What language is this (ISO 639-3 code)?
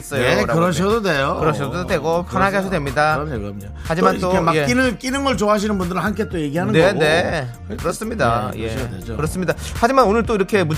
kor